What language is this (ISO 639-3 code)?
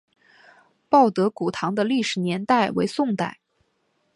zho